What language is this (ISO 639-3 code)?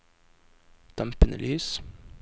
nor